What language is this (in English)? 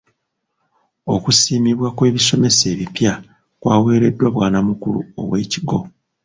Ganda